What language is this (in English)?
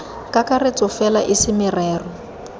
Tswana